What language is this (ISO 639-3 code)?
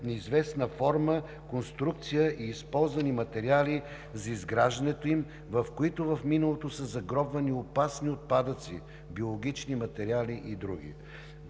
bul